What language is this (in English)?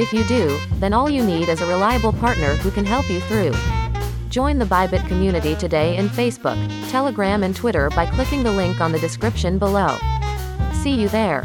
Filipino